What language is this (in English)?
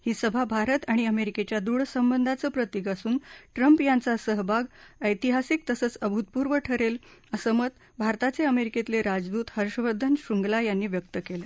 Marathi